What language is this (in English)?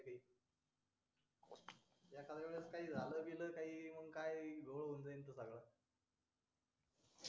Marathi